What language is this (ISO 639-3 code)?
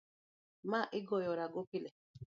luo